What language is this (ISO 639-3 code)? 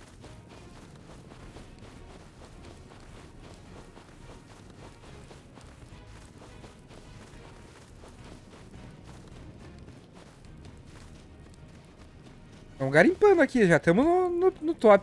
por